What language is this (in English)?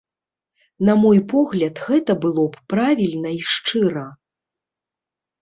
Belarusian